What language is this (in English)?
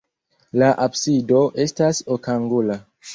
Esperanto